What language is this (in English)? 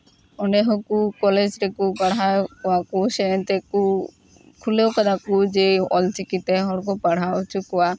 Santali